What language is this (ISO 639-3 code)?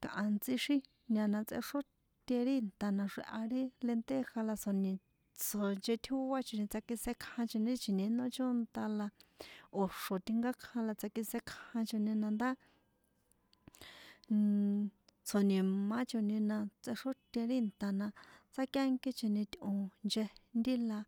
poe